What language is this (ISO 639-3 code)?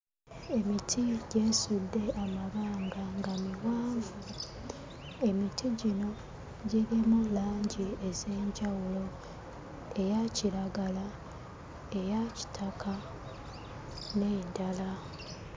lug